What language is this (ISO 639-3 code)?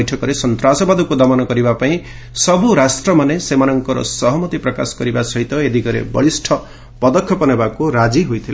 ori